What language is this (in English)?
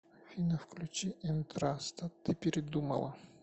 Russian